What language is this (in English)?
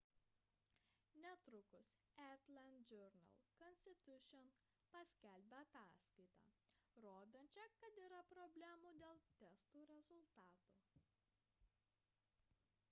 Lithuanian